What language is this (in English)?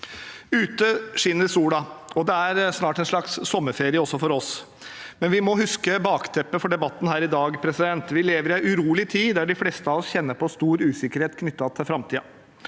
Norwegian